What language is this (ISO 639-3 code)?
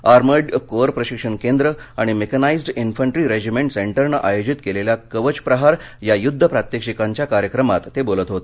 mar